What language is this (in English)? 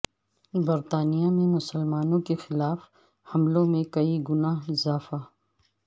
Urdu